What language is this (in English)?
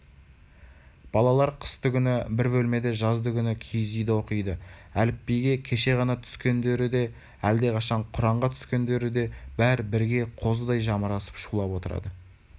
Kazakh